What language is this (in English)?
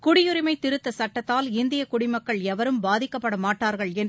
Tamil